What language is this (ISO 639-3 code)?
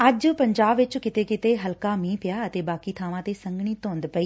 pan